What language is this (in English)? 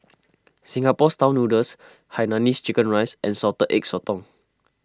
English